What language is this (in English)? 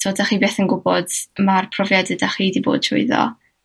Welsh